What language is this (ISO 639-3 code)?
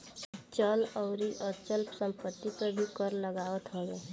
bho